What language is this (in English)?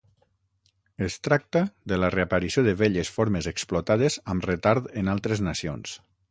Catalan